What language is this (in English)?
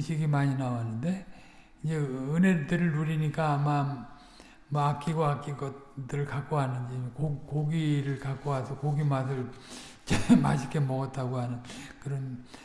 Korean